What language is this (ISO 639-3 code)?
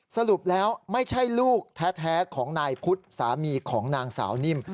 tha